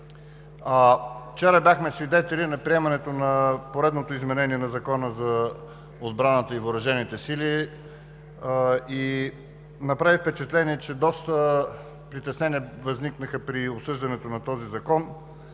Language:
Bulgarian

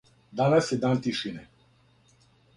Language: Serbian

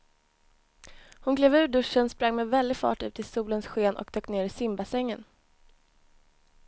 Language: Swedish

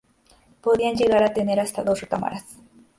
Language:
Spanish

